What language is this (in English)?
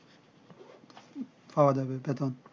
Bangla